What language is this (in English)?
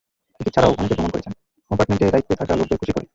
Bangla